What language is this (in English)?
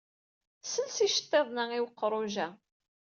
Kabyle